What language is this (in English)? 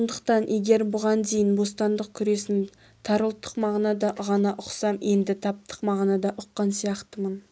Kazakh